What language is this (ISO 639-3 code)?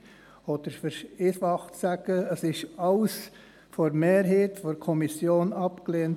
gsw